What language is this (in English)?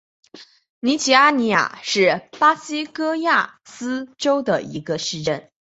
Chinese